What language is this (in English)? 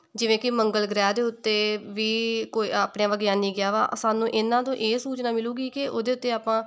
Punjabi